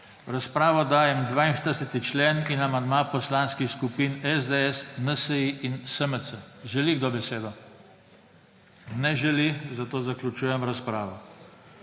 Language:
Slovenian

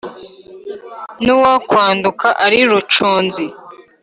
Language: Kinyarwanda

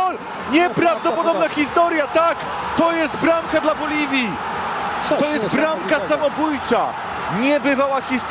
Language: Polish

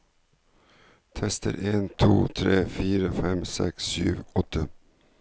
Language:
Norwegian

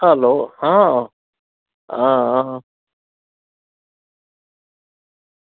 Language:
Gujarati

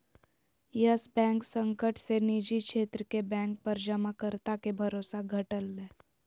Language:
Magahi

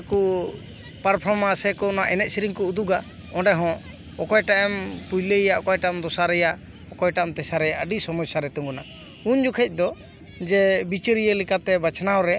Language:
Santali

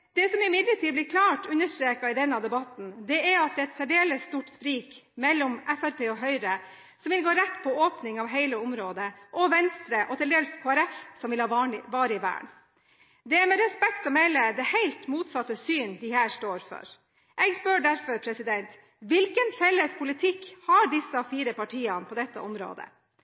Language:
Norwegian Bokmål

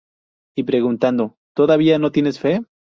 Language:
Spanish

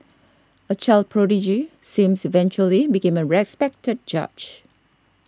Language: English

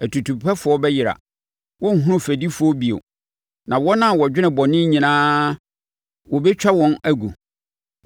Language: Akan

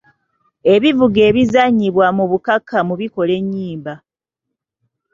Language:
Ganda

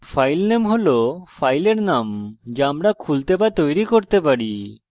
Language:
Bangla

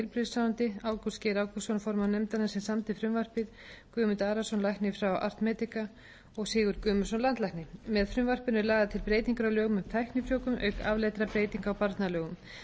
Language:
Icelandic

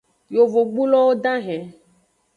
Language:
Aja (Benin)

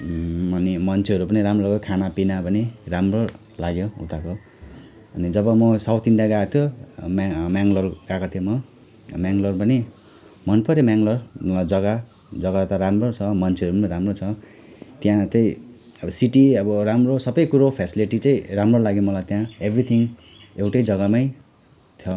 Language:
Nepali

